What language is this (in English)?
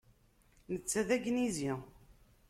Kabyle